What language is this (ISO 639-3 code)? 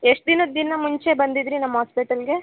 kan